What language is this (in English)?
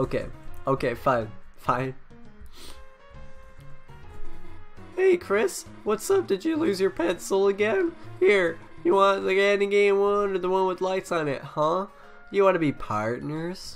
English